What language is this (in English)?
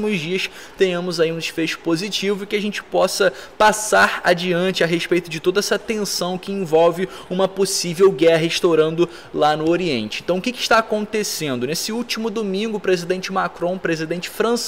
Portuguese